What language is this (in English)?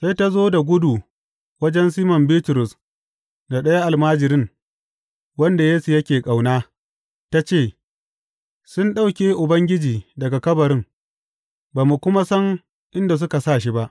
Hausa